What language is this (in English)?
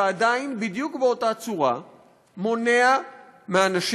Hebrew